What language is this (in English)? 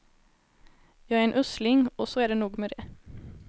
Swedish